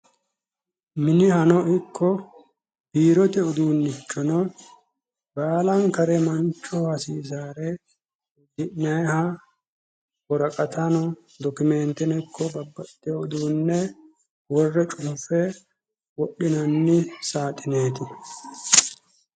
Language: Sidamo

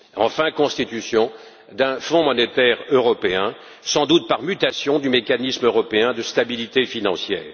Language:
French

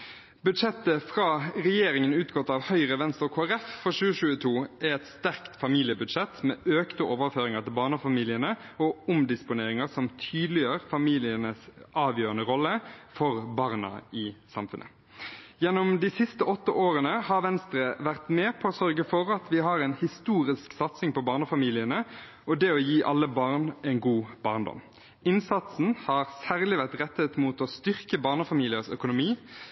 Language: Norwegian Bokmål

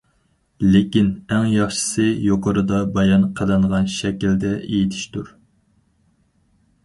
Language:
Uyghur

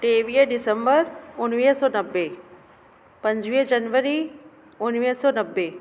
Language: Sindhi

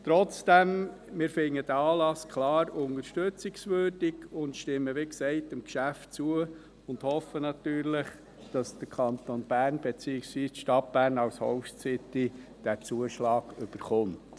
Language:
Swiss German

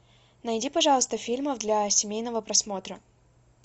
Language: Russian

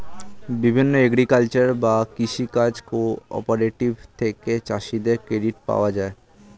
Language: Bangla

